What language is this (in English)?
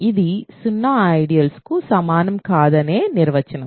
Telugu